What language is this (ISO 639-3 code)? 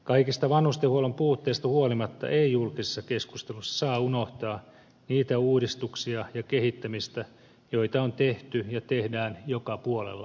fin